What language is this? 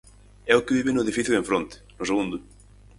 Galician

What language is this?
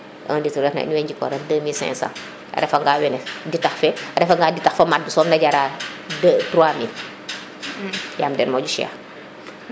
Serer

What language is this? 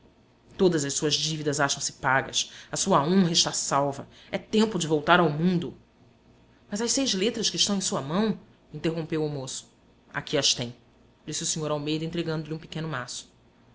Portuguese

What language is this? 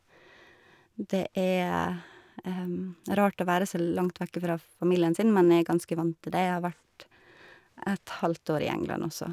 Norwegian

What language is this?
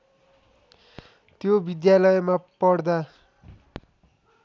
Nepali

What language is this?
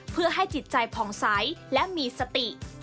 Thai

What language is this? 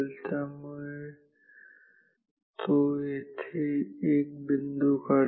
Marathi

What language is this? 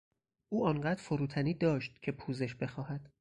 Persian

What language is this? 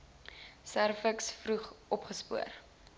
Afrikaans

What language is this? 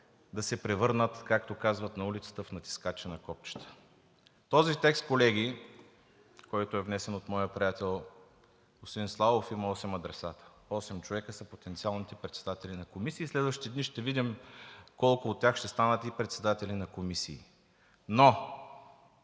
Bulgarian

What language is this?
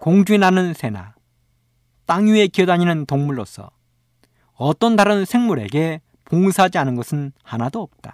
Korean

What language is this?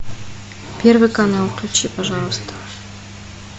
Russian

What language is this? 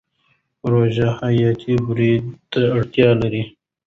Pashto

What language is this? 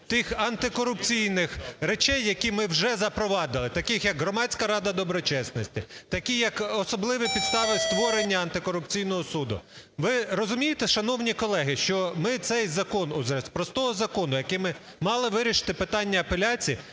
Ukrainian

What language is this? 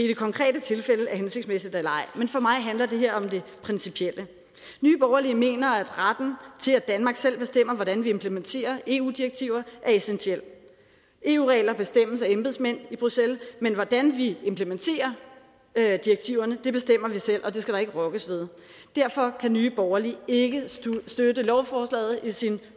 Danish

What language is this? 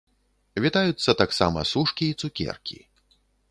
Belarusian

